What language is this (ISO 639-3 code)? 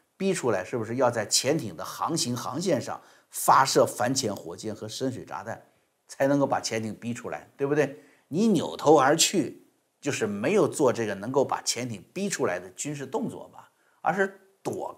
zho